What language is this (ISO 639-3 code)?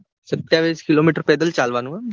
guj